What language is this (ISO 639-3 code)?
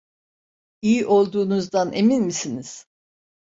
tur